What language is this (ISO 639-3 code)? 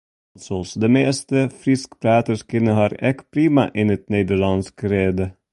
fry